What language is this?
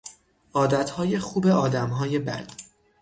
Persian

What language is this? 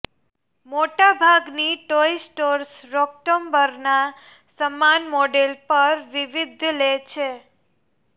Gujarati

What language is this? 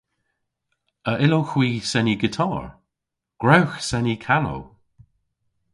Cornish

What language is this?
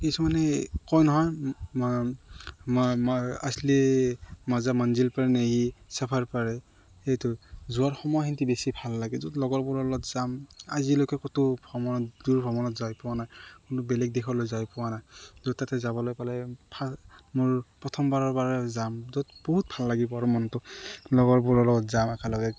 Assamese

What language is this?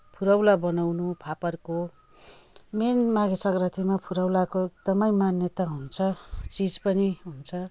Nepali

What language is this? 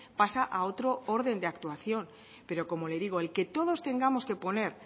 Spanish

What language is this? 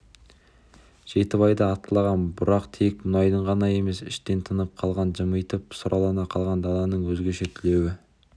Kazakh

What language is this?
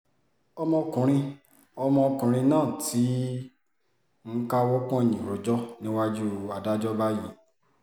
Yoruba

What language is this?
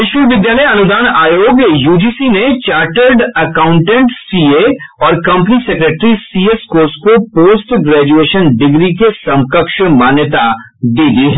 Hindi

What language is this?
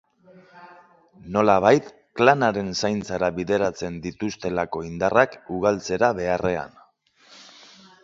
Basque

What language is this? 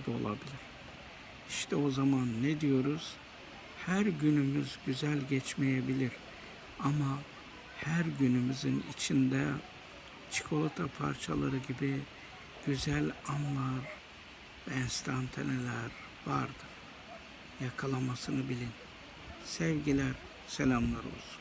Turkish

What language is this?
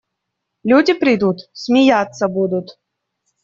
Russian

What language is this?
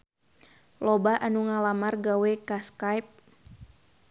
Sundanese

